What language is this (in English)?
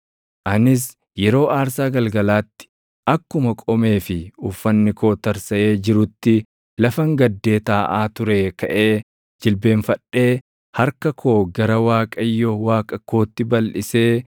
Oromo